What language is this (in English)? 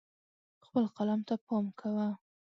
Pashto